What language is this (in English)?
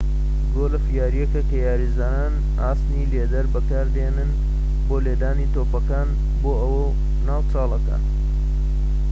Central Kurdish